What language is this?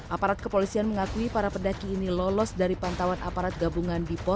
Indonesian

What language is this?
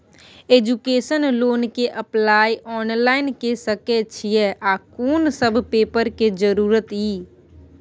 Maithili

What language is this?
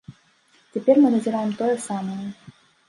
Belarusian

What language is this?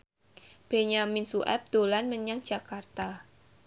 Javanese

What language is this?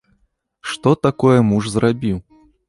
Belarusian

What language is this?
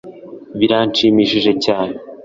Kinyarwanda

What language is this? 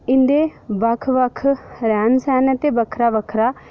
Dogri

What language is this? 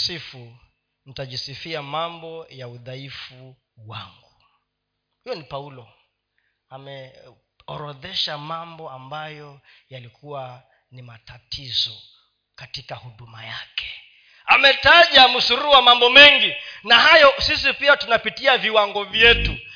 Swahili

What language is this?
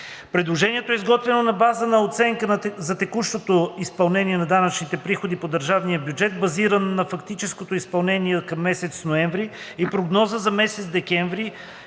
Bulgarian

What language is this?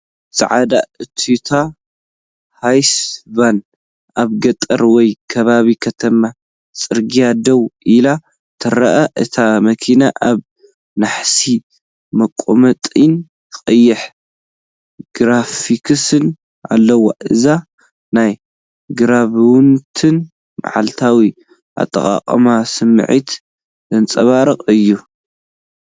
Tigrinya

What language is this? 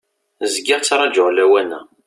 Kabyle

